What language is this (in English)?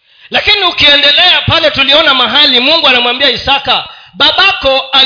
Swahili